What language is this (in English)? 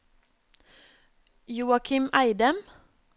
Norwegian